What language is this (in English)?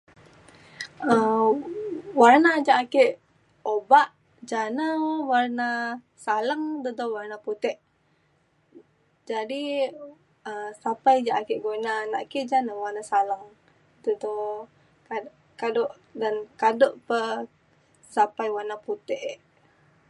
Mainstream Kenyah